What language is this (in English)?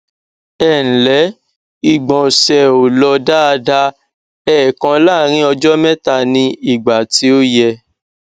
Yoruba